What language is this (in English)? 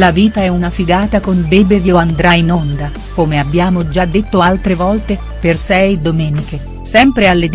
Italian